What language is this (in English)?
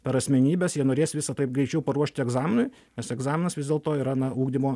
Lithuanian